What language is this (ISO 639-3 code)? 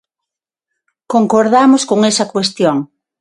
glg